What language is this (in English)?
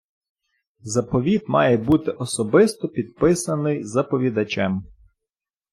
Ukrainian